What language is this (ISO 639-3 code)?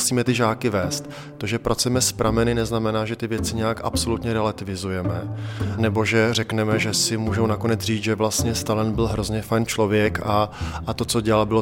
ces